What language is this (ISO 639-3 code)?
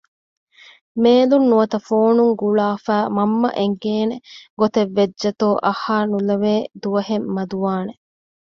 div